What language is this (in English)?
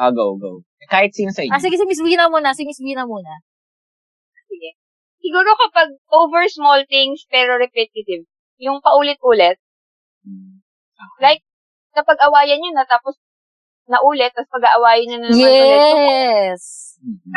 Filipino